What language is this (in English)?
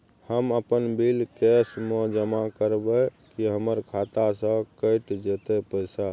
Maithili